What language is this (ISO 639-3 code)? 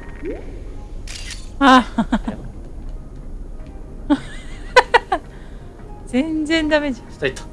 jpn